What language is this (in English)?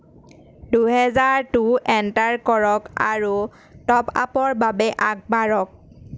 Assamese